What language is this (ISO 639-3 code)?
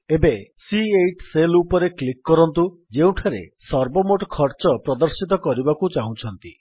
ori